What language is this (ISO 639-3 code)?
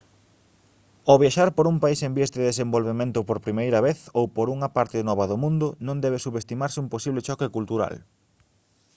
glg